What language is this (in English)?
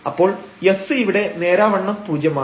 Malayalam